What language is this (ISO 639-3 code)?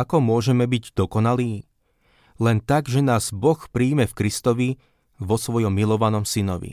slk